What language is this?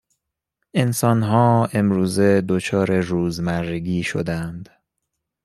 Persian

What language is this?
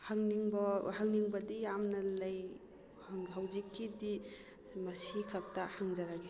Manipuri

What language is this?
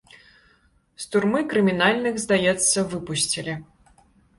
Belarusian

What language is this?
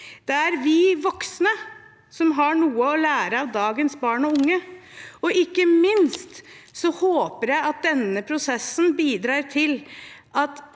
Norwegian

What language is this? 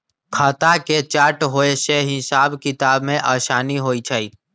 Magahi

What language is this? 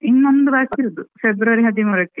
Kannada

